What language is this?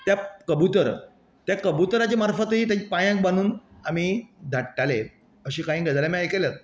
Konkani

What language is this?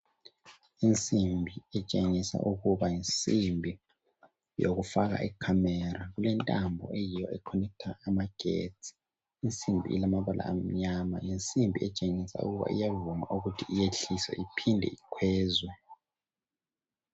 North Ndebele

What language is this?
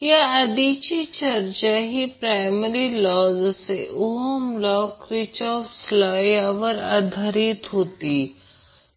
Marathi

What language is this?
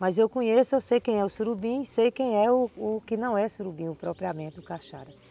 Portuguese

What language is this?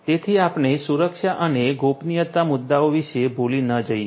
Gujarati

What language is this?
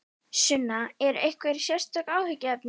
Icelandic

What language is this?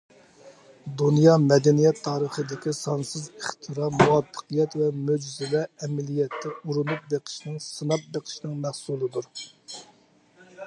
Uyghur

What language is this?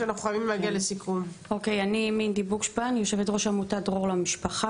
Hebrew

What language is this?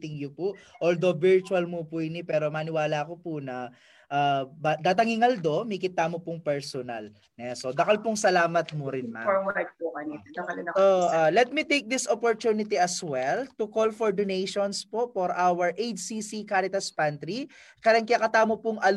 Filipino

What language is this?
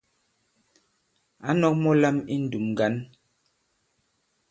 Bankon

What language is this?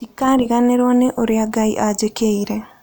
Kikuyu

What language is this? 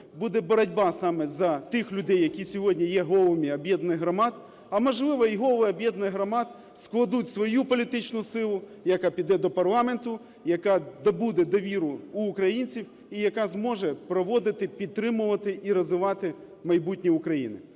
Ukrainian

